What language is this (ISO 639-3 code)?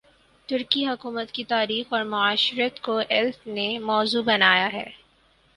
urd